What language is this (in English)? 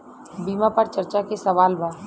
Bhojpuri